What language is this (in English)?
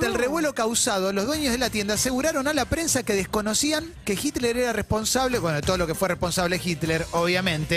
Spanish